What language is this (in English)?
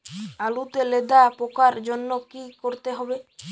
Bangla